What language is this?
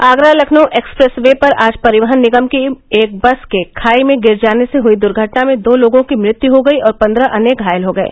Hindi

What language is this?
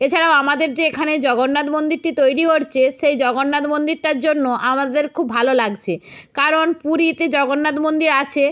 Bangla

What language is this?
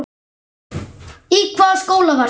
Icelandic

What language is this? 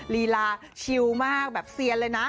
Thai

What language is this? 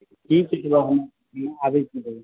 Maithili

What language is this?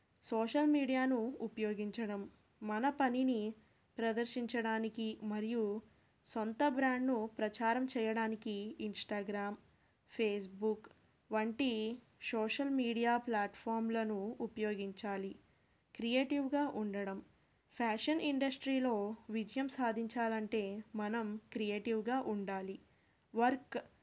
Telugu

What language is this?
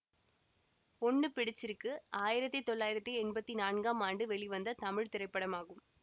Tamil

